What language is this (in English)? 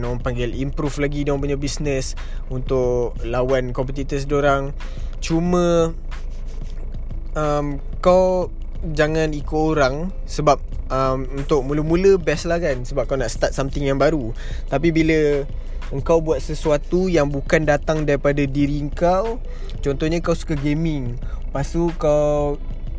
Malay